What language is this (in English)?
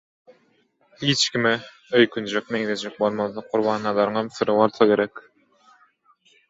Turkmen